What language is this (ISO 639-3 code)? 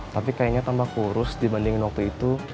ind